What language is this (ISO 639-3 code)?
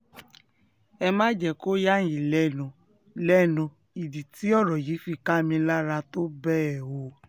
yor